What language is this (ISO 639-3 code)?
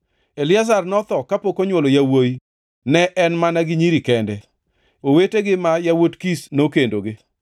luo